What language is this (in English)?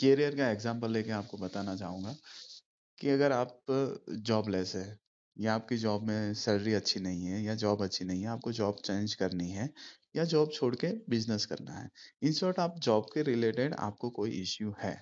Hindi